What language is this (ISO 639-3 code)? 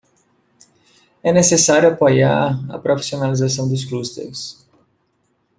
por